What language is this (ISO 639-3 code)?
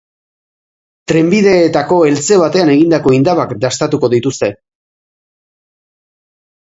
eus